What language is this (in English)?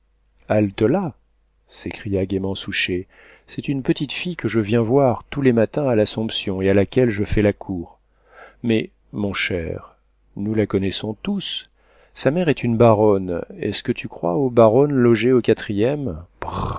French